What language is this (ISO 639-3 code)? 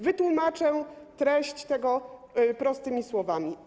pol